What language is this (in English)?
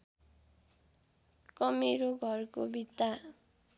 Nepali